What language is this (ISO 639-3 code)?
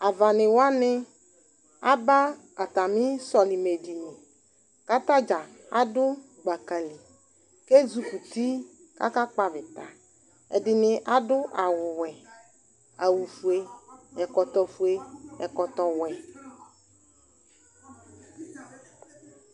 kpo